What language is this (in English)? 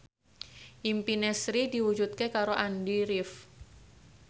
Javanese